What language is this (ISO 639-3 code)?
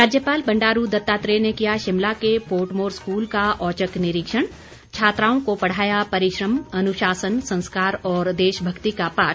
hin